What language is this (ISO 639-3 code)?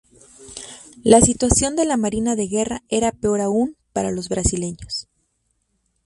spa